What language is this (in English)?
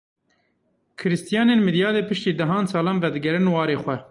Kurdish